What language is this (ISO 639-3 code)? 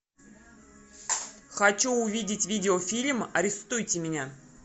rus